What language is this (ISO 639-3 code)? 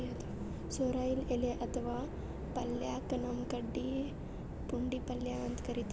kan